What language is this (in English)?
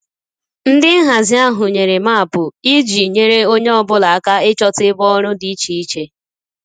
Igbo